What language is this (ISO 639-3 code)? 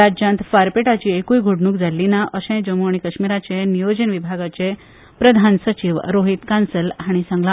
kok